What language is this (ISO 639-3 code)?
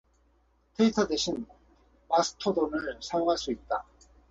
kor